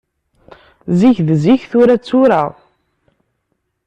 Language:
Kabyle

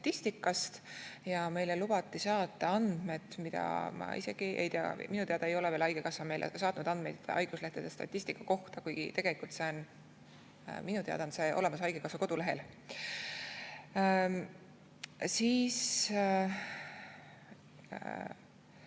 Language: Estonian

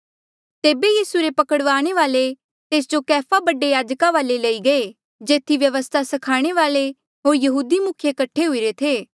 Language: Mandeali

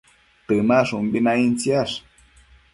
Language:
Matsés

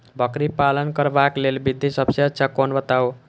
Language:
Maithili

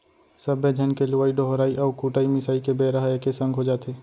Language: Chhattisgarhi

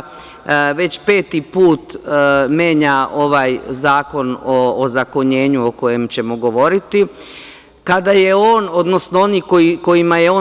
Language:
Serbian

